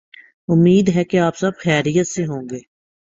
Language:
Urdu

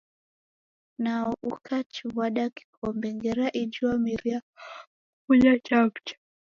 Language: Taita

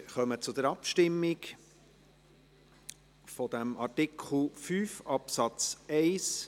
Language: Swiss German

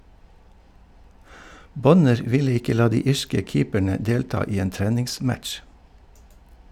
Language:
Norwegian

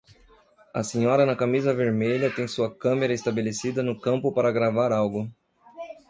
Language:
Portuguese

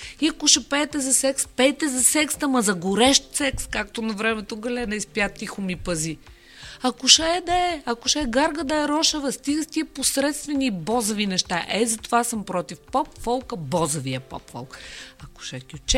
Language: Bulgarian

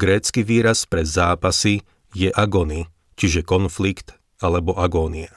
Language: Slovak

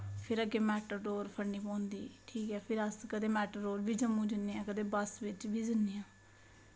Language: Dogri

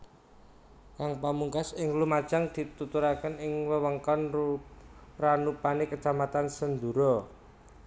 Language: Javanese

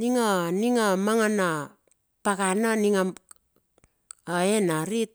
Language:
Bilur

